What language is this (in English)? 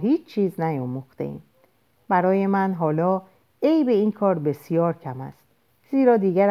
Persian